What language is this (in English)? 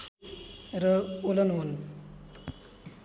Nepali